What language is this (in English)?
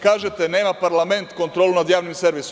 Serbian